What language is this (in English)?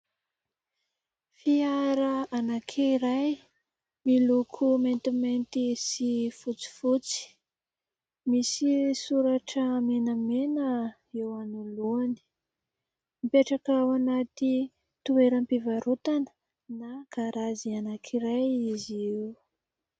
Malagasy